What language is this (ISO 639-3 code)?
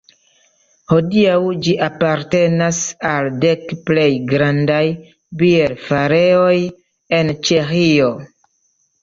epo